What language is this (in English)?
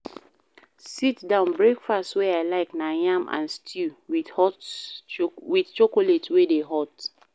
Nigerian Pidgin